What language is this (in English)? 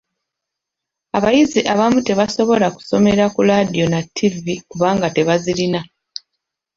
Ganda